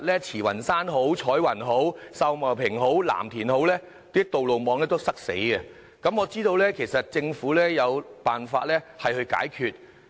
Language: Cantonese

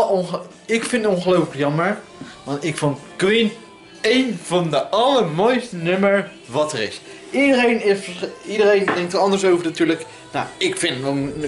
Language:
Dutch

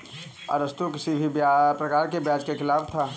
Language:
Hindi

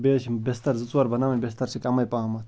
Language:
Kashmiri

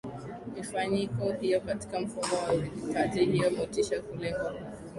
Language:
Swahili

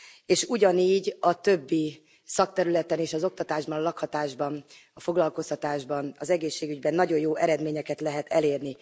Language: Hungarian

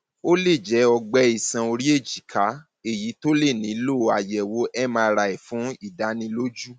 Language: Yoruba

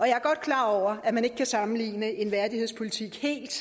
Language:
Danish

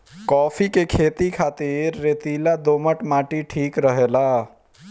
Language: Bhojpuri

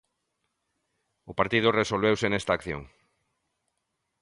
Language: Galician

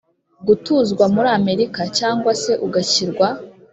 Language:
Kinyarwanda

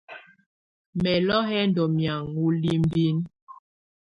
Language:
Tunen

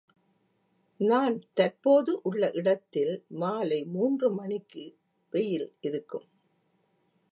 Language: Tamil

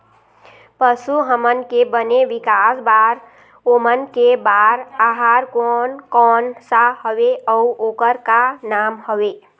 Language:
Chhattisgarhi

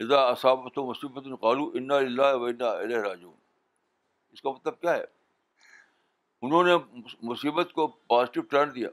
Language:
Urdu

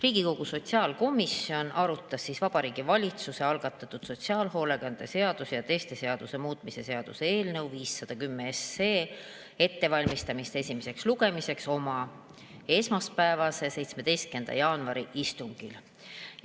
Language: Estonian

